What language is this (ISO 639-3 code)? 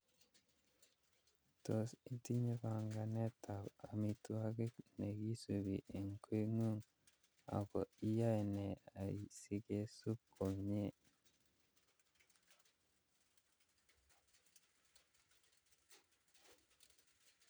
kln